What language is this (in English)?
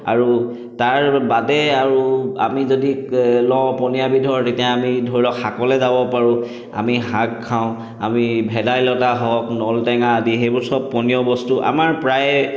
Assamese